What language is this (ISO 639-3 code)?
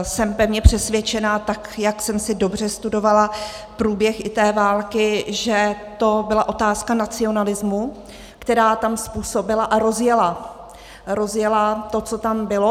ces